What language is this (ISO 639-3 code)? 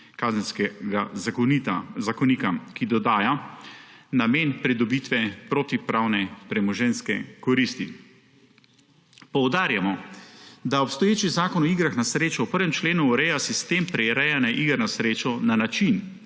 slv